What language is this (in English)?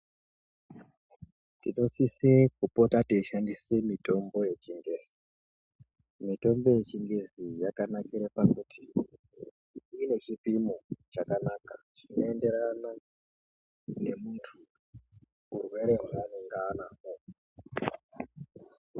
Ndau